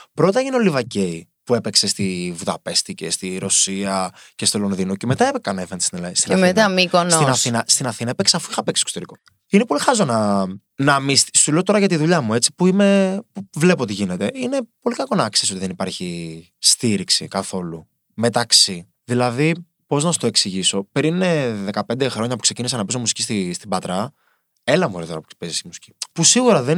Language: Greek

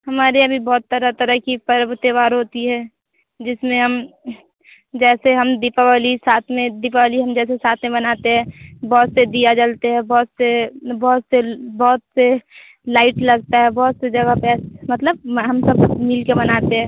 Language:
Hindi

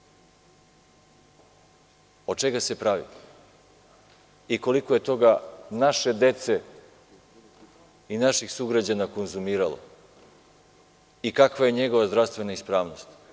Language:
Serbian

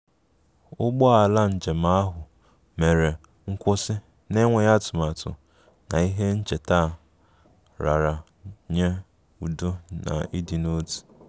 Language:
Igbo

